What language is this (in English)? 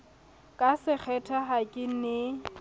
Southern Sotho